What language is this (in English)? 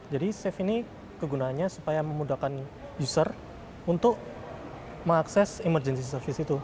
Indonesian